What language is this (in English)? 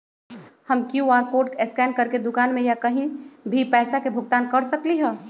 Magahi